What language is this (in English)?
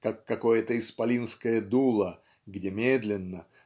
Russian